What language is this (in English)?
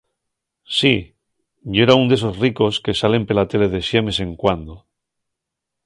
Asturian